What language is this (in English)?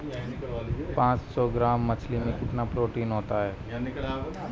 Hindi